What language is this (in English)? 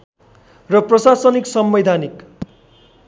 Nepali